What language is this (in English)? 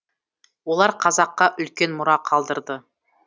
Kazakh